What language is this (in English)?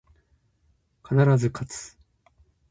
Japanese